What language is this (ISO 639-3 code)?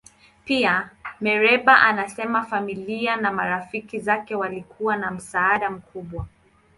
swa